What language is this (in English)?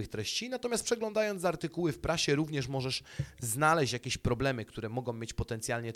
Polish